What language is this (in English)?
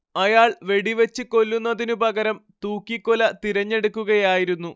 Malayalam